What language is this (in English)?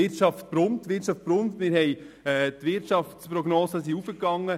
Swiss German